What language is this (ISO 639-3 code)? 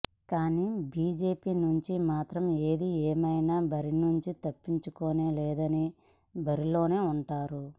tel